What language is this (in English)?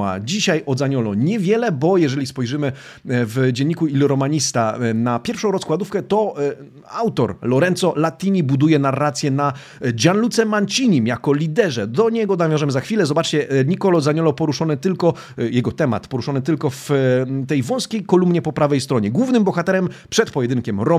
Polish